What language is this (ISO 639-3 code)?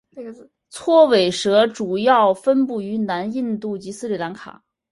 zho